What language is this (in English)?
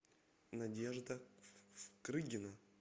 Russian